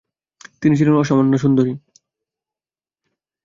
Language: Bangla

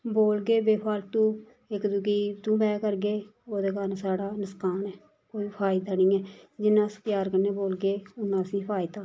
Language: Dogri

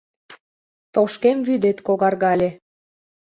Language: Mari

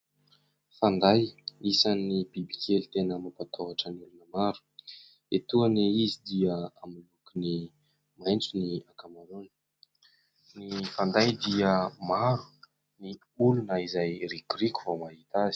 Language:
Malagasy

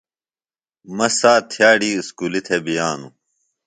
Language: Phalura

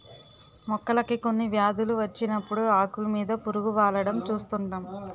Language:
Telugu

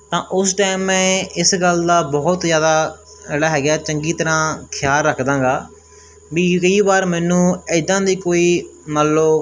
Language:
Punjabi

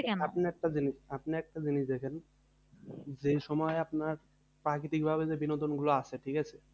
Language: Bangla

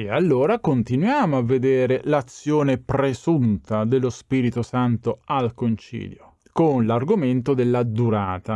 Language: Italian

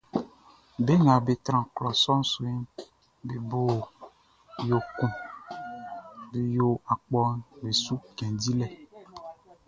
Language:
Baoulé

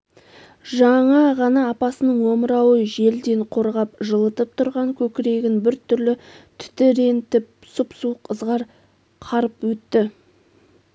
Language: Kazakh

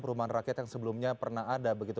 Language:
Indonesian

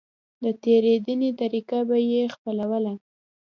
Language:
Pashto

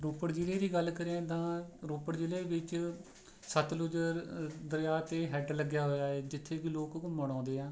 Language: Punjabi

